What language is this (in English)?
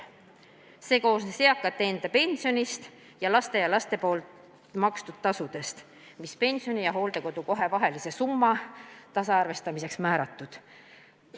Estonian